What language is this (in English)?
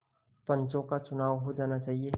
Hindi